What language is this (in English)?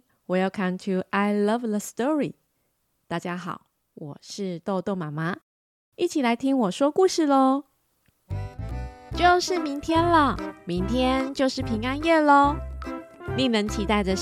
Chinese